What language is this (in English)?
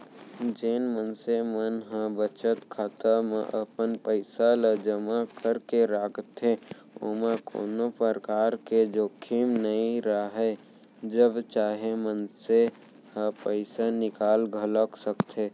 Chhattisgarhi